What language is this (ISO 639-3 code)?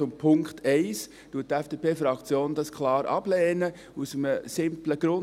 gsw